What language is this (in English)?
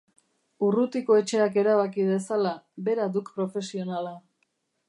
Basque